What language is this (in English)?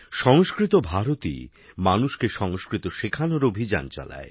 Bangla